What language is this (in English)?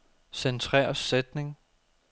Danish